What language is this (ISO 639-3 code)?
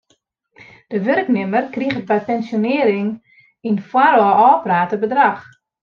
fry